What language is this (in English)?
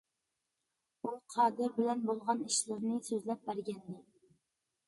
Uyghur